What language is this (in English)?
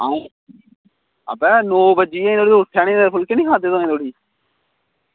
Dogri